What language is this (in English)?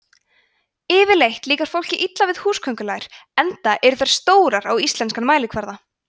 Icelandic